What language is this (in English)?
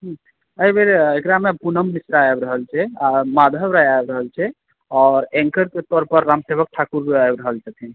Maithili